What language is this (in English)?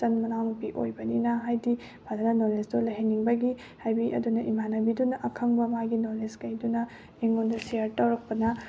Manipuri